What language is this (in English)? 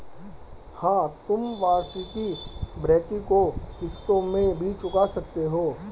Hindi